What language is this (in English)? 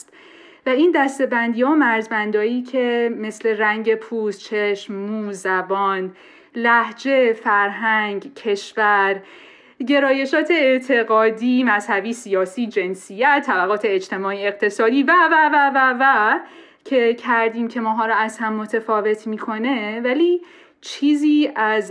Persian